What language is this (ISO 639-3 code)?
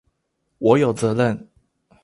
zho